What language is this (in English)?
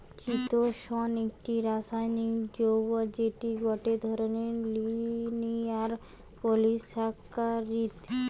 Bangla